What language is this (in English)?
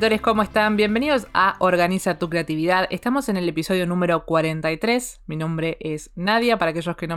Spanish